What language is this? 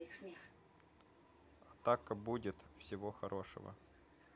Russian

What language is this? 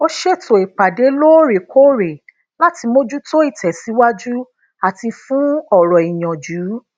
Yoruba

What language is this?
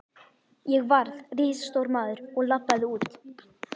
Icelandic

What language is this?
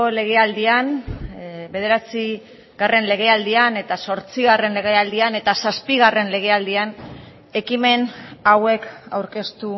Basque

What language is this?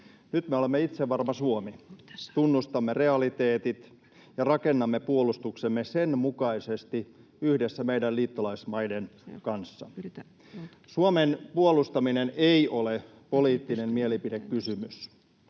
Finnish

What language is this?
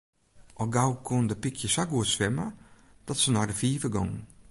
Western Frisian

